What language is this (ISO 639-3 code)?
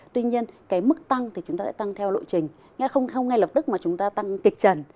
vie